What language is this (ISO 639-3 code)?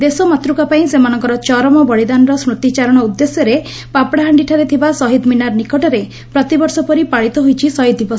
ori